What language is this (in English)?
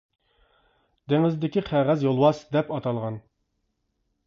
Uyghur